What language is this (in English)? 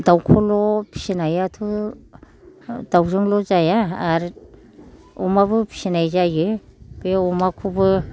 Bodo